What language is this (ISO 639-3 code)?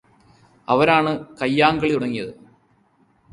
mal